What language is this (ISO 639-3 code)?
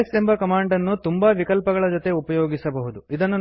kan